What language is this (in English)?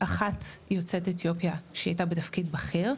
Hebrew